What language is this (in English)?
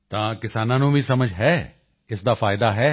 Punjabi